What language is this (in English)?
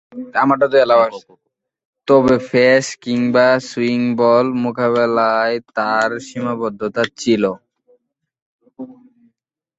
Bangla